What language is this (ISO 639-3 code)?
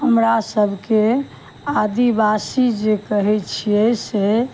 mai